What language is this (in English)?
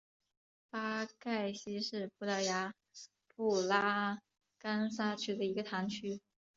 Chinese